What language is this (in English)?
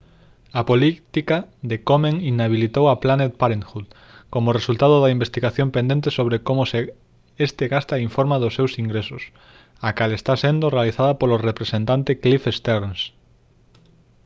Galician